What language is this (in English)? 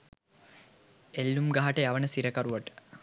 Sinhala